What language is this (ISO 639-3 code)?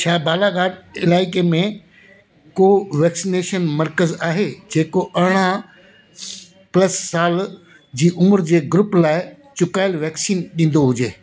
snd